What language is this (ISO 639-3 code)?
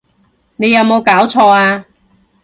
yue